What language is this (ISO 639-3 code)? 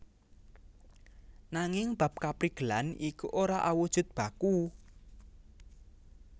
jav